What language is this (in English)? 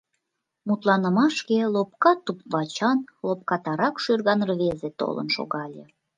Mari